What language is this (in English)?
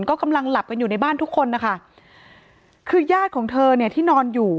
Thai